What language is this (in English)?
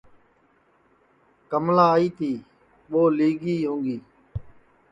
Sansi